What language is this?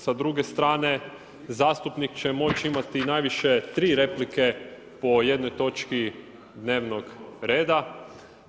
Croatian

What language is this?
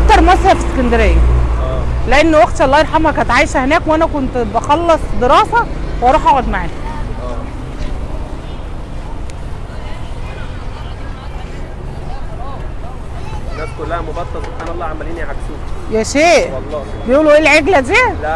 Arabic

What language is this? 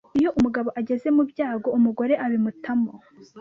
Kinyarwanda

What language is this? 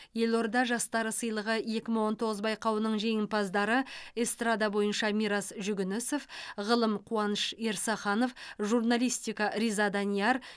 Kazakh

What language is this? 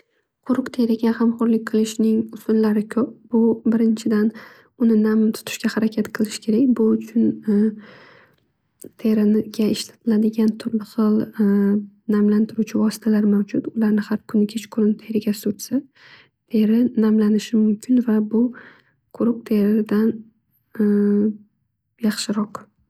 Uzbek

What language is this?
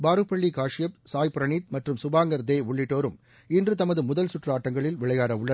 Tamil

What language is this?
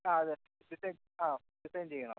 Malayalam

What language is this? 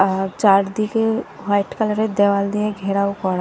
Bangla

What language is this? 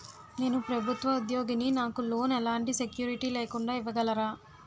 Telugu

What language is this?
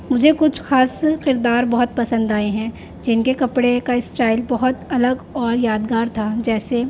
Urdu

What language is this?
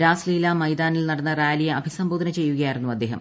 Malayalam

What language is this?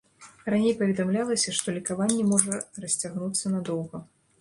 Belarusian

